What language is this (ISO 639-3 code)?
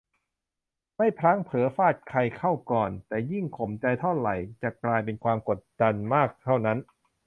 tha